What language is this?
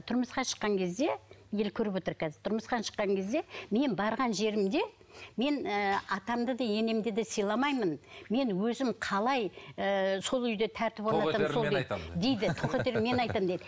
Kazakh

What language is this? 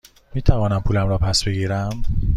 Persian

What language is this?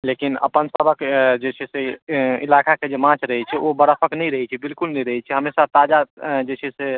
Maithili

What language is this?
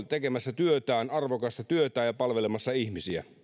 Finnish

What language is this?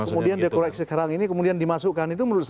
Indonesian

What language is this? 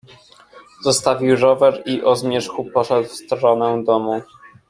Polish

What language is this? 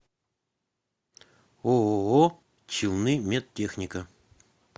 Russian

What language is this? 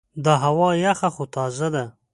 Pashto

